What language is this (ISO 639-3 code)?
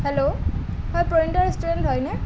asm